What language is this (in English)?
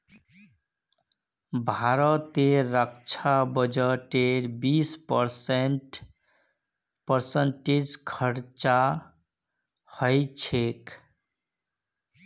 Magahi